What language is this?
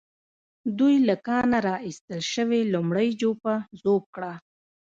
Pashto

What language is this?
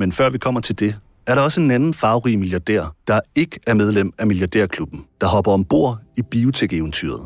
Danish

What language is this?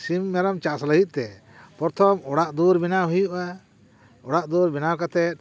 Santali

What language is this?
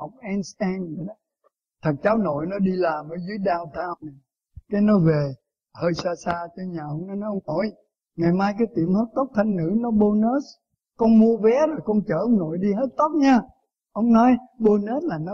Vietnamese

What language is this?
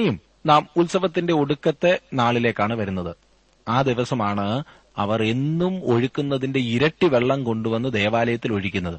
Malayalam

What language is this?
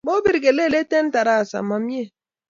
Kalenjin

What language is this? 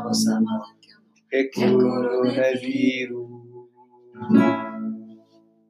Portuguese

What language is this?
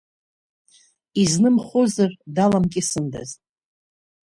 Abkhazian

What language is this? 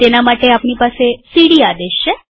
Gujarati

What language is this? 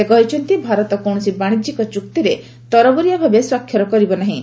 Odia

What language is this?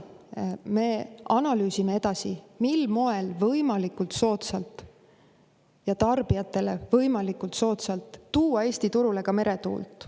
Estonian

